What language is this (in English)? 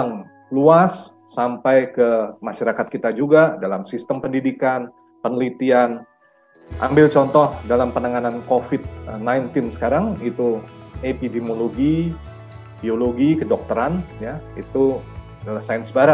Indonesian